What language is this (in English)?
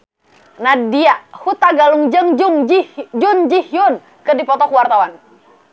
Sundanese